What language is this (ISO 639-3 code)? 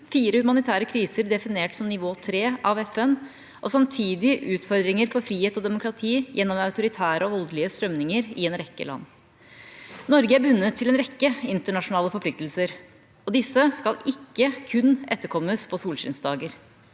nor